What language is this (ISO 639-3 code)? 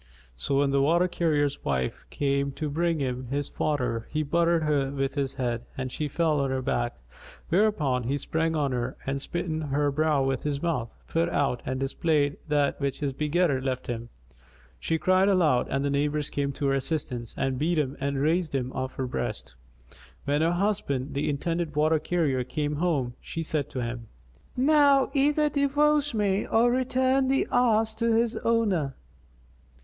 eng